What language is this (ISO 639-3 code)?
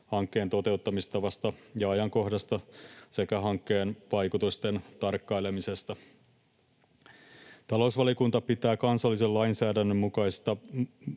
fin